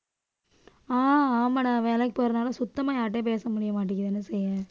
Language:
Tamil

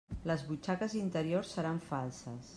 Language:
Catalan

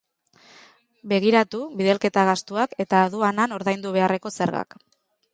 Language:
Basque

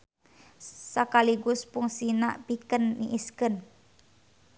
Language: Sundanese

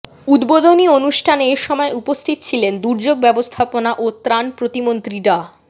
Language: Bangla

